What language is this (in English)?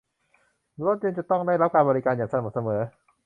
Thai